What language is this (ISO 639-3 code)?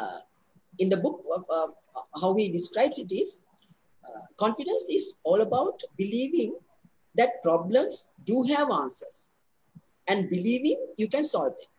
eng